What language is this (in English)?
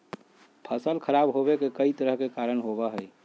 Magahi